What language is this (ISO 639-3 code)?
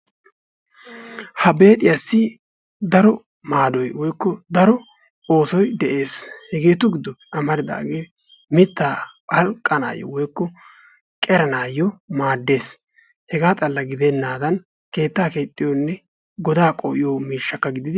wal